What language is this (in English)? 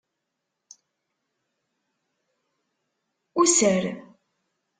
Kabyle